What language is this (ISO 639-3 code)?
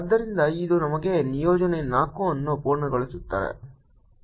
kan